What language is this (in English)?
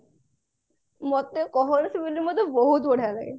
Odia